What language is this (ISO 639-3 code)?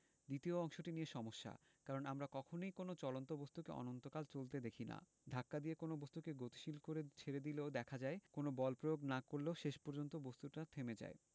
ben